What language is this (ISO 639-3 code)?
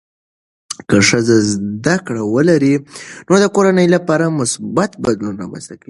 pus